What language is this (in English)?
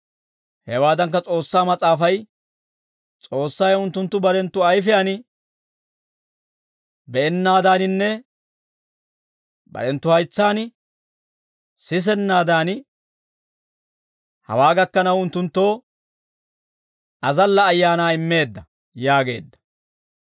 Dawro